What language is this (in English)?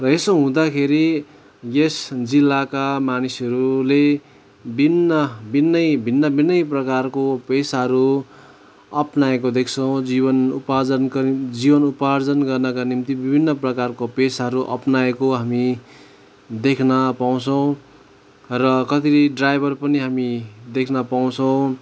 Nepali